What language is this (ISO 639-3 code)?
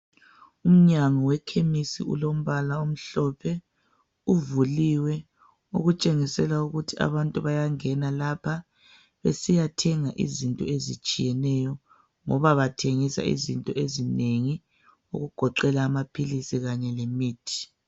nde